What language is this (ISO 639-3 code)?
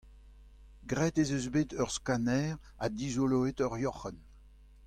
bre